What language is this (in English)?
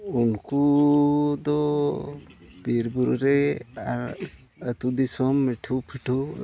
Santali